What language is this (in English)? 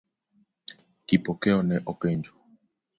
Luo (Kenya and Tanzania)